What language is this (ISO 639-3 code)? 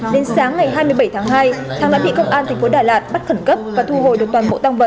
vie